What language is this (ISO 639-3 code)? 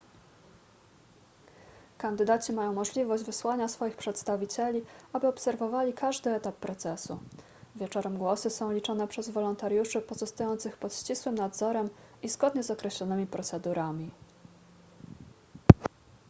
pol